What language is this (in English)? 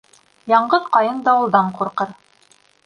Bashkir